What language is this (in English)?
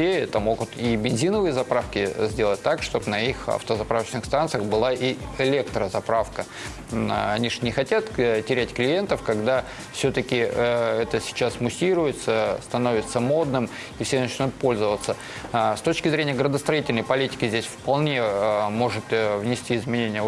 Russian